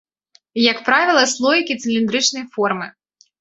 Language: Belarusian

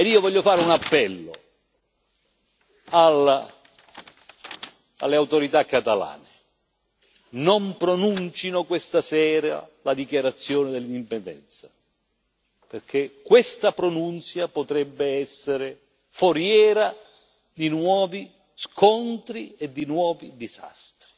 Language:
Italian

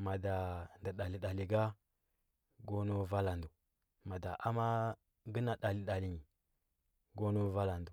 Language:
Huba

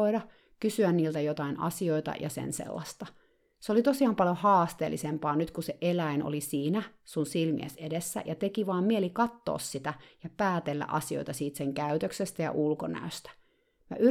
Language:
Finnish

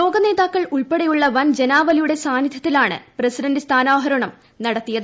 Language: Malayalam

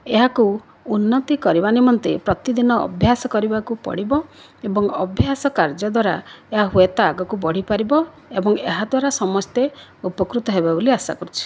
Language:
Odia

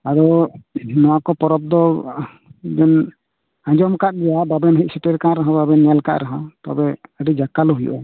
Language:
Santali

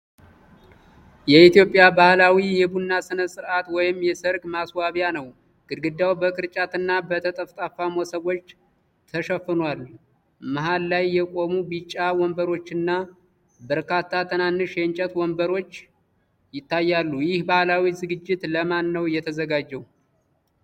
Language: Amharic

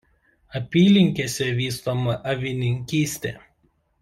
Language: Lithuanian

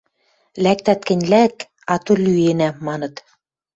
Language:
Western Mari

